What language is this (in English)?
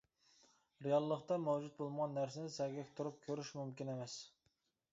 Uyghur